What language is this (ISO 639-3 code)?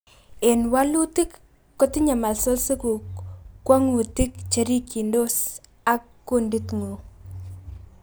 kln